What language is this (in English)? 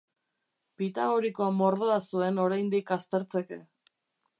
Basque